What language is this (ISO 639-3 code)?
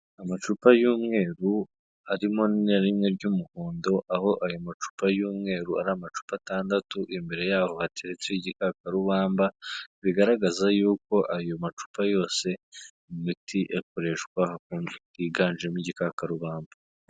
kin